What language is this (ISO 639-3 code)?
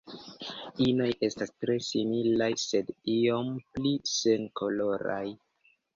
epo